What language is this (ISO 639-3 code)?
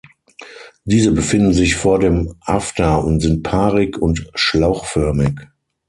deu